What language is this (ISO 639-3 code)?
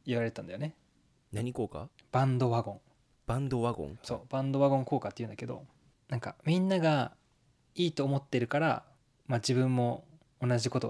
jpn